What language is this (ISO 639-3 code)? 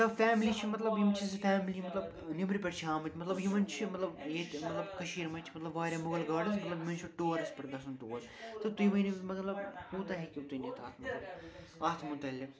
kas